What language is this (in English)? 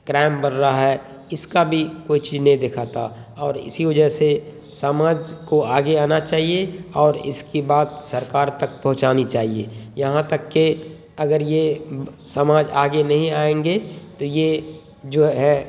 Urdu